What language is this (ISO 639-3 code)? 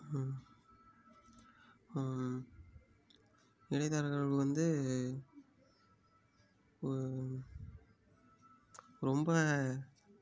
tam